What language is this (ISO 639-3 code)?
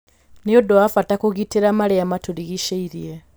kik